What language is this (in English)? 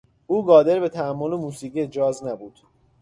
Persian